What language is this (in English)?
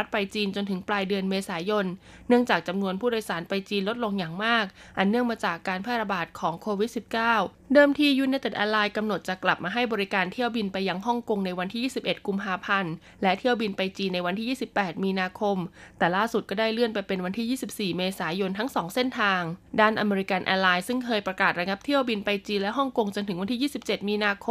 Thai